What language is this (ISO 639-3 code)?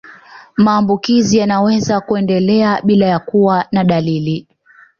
swa